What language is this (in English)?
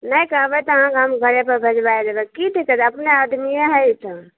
Maithili